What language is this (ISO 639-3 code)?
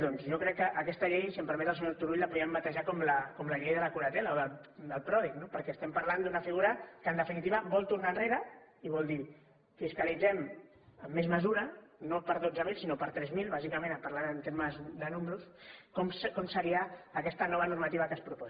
cat